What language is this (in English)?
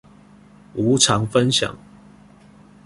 Chinese